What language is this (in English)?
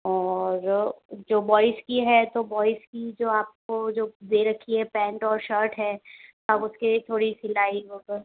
Hindi